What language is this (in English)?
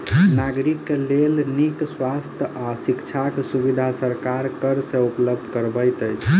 Maithili